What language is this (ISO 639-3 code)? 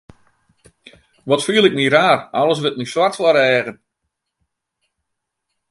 fry